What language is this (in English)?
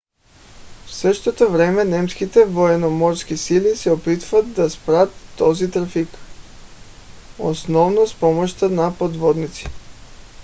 Bulgarian